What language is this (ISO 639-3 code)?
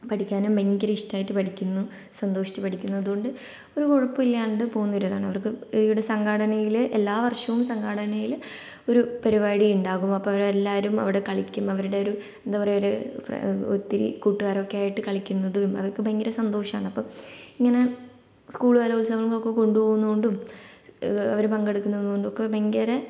mal